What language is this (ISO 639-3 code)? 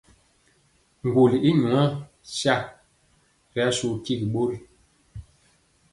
mcx